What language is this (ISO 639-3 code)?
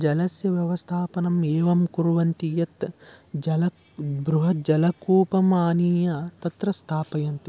san